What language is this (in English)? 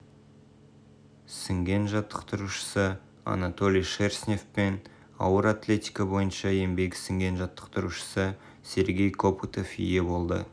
Kazakh